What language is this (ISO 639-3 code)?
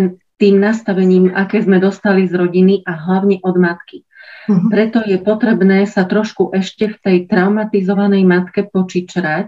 slk